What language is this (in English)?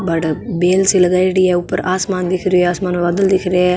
Marwari